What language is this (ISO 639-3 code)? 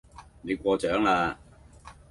yue